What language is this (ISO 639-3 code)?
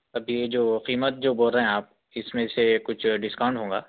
urd